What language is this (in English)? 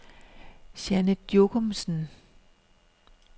Danish